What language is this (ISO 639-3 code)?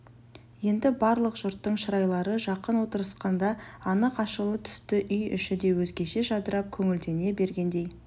kaz